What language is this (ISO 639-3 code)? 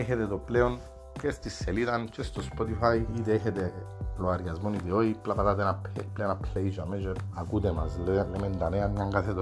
ell